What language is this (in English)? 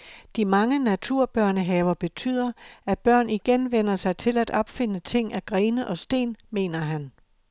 Danish